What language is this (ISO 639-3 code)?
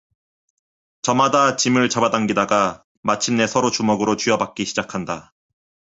kor